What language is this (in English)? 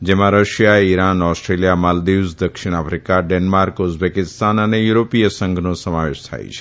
Gujarati